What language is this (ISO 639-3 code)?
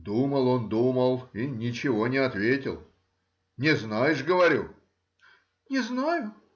rus